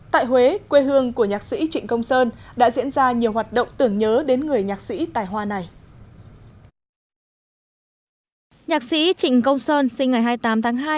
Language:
Vietnamese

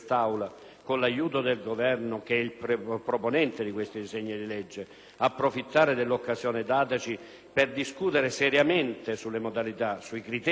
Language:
Italian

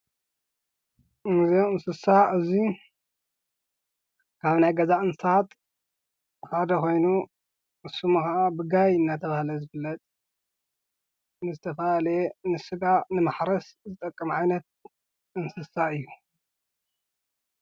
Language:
Tigrinya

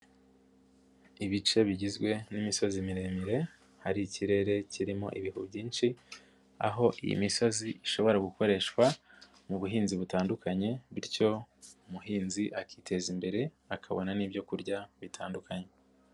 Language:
Kinyarwanda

